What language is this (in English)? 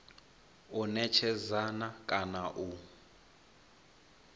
Venda